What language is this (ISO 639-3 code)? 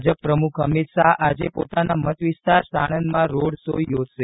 guj